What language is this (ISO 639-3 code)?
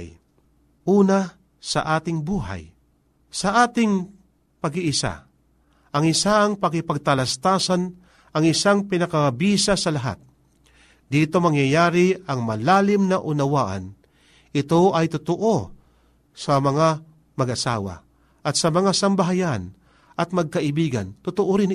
fil